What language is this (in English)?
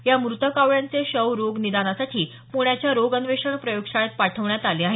Marathi